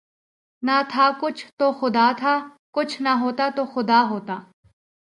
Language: Urdu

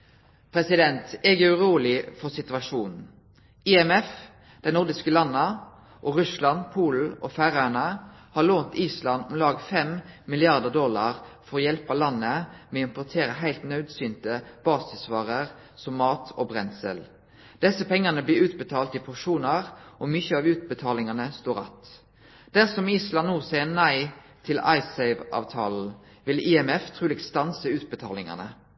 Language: Norwegian Nynorsk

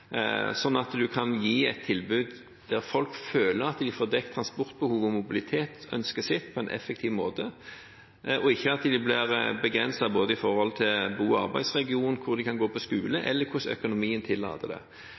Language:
Norwegian Bokmål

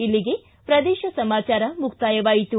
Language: Kannada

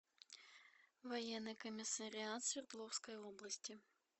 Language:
Russian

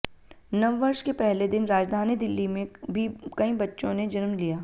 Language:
Hindi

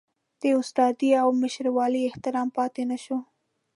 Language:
Pashto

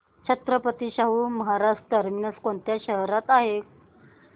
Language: Marathi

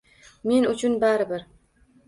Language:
Uzbek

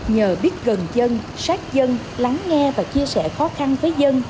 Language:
Vietnamese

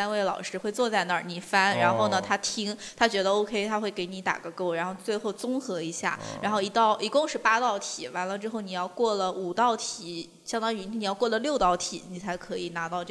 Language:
Chinese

